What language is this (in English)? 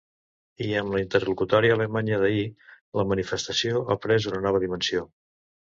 Catalan